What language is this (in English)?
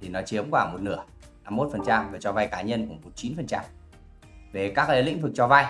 Vietnamese